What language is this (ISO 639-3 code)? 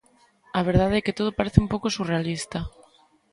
glg